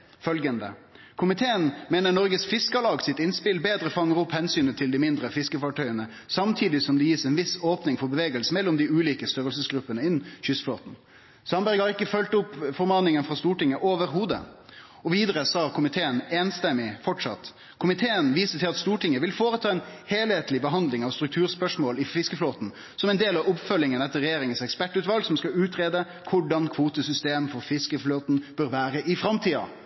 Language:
Norwegian Nynorsk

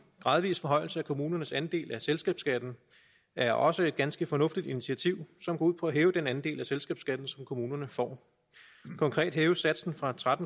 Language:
Danish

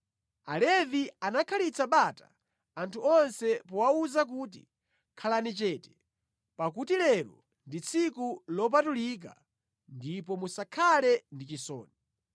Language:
Nyanja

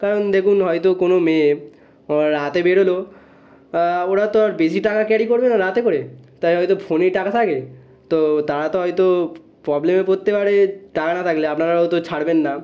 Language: Bangla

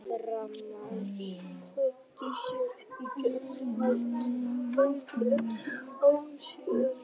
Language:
Icelandic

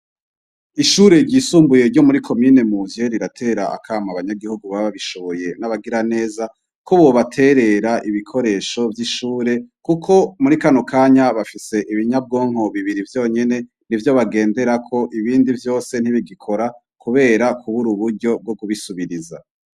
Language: Rundi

